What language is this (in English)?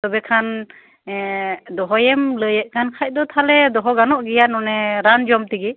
Santali